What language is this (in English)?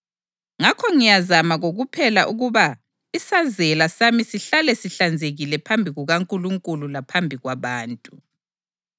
North Ndebele